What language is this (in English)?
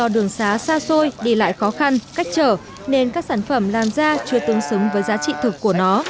Vietnamese